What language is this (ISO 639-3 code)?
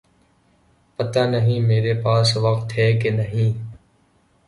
urd